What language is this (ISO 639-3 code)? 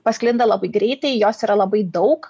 lit